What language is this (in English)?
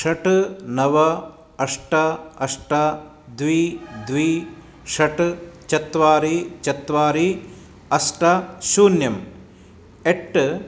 Sanskrit